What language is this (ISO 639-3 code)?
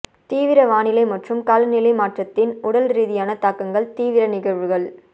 tam